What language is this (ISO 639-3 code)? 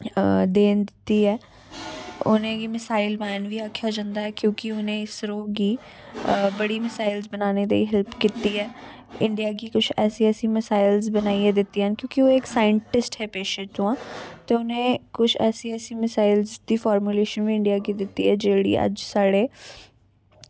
doi